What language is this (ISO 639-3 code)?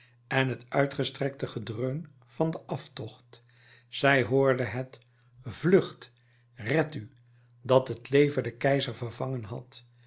nld